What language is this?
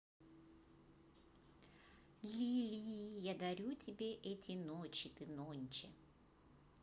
Russian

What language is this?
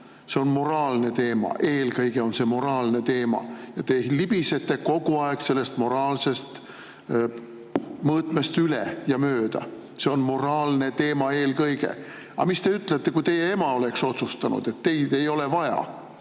Estonian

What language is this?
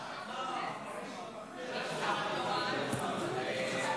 Hebrew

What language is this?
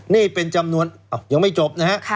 Thai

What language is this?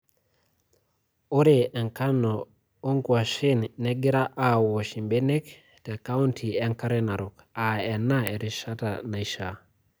Masai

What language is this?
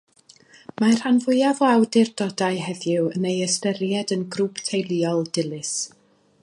Welsh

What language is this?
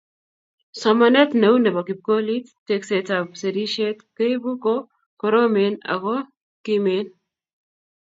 Kalenjin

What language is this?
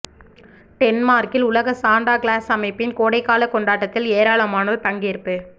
Tamil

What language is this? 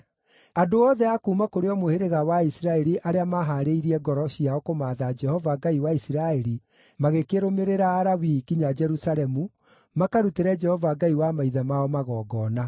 Kikuyu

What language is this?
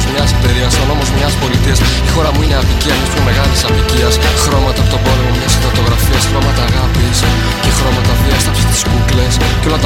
Greek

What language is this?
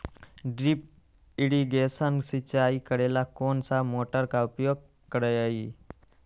Magahi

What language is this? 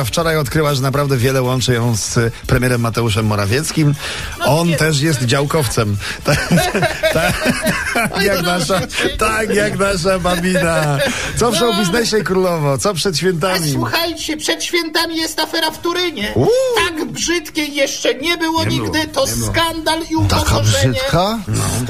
Polish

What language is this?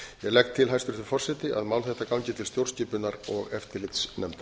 Icelandic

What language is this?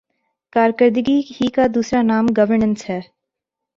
Urdu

